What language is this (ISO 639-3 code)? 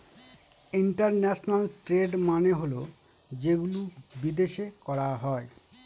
ben